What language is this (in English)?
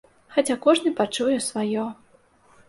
Belarusian